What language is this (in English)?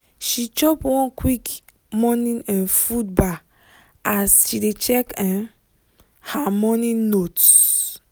Nigerian Pidgin